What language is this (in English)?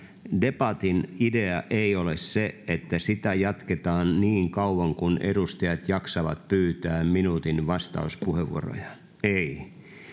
Finnish